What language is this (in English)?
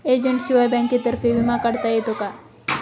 Marathi